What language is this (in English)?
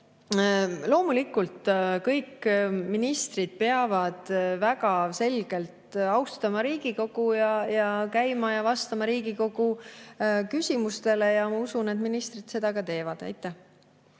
Estonian